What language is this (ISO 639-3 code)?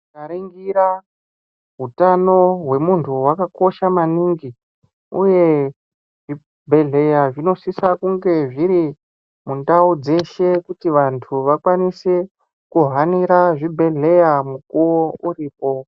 ndc